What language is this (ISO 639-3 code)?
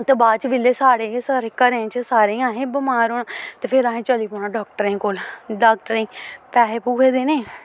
doi